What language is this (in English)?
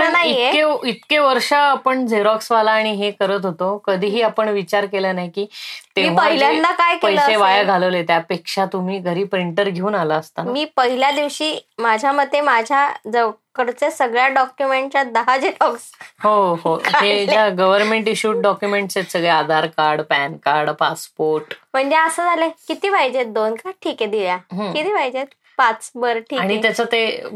Marathi